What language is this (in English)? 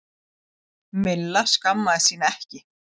Icelandic